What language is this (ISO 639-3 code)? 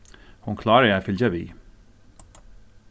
fao